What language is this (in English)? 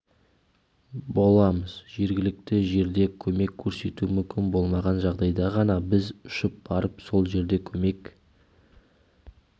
Kazakh